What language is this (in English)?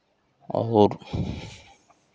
Hindi